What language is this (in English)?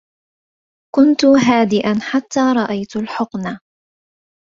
Arabic